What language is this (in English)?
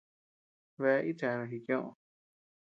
Tepeuxila Cuicatec